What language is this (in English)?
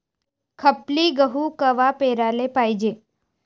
Marathi